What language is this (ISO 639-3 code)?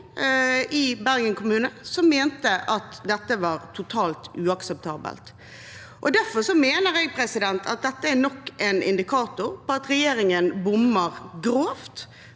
nor